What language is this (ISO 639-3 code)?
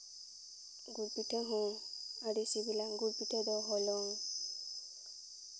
sat